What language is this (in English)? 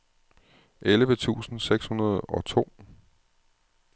Danish